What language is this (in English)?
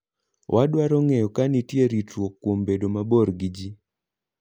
Luo (Kenya and Tanzania)